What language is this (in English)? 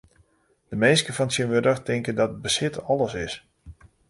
Western Frisian